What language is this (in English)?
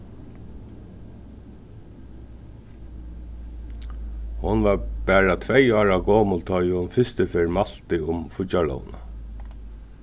Faroese